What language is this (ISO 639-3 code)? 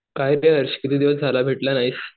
mar